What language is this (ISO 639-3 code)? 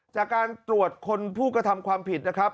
tha